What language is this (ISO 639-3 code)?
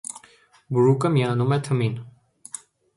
hye